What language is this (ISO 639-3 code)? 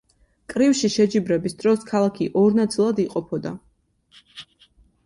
kat